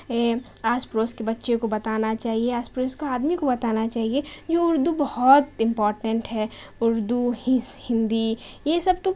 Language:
Urdu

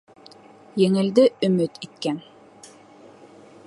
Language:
Bashkir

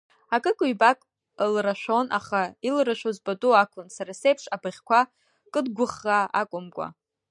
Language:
Abkhazian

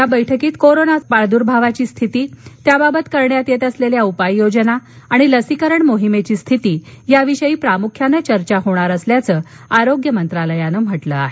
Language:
Marathi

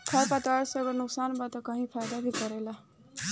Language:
Bhojpuri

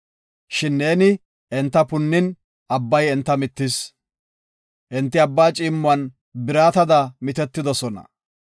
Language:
Gofa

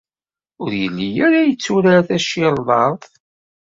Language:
Kabyle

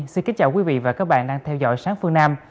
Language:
Vietnamese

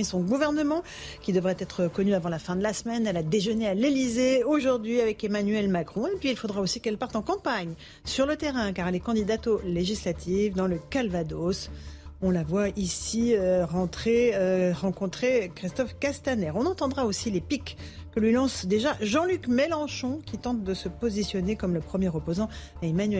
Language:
French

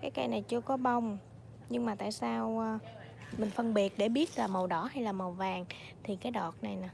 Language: Vietnamese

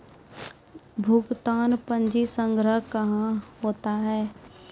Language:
Maithili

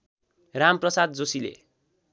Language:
Nepali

